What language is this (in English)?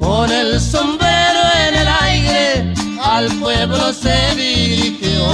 Spanish